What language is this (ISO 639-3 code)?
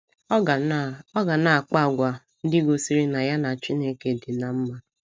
ibo